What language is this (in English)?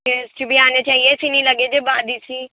Urdu